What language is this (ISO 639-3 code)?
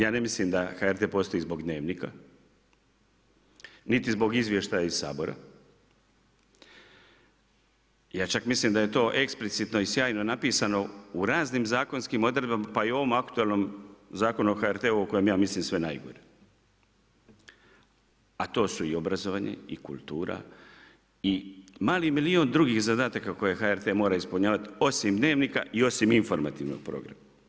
hrv